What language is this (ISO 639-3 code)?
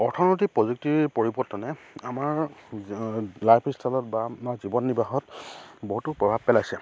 asm